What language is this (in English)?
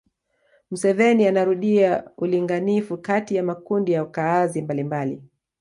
Swahili